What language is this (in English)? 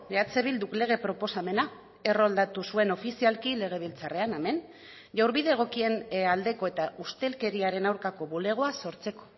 Basque